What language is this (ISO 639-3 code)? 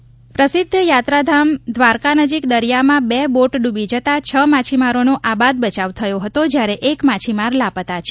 guj